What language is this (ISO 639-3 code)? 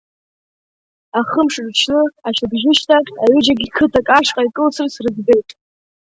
abk